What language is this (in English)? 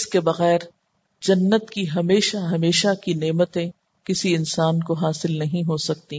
Urdu